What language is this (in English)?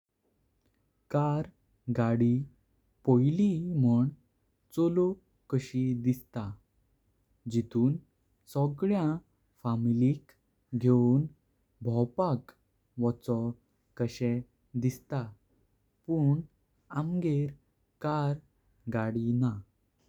Konkani